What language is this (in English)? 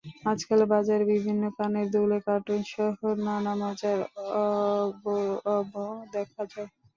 Bangla